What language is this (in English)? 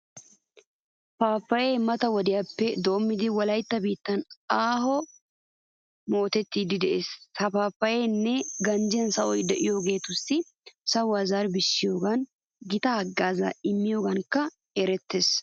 Wolaytta